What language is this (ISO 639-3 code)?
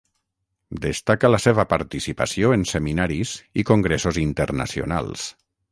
cat